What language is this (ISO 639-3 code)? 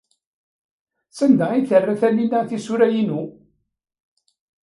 kab